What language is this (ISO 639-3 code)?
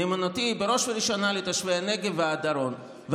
heb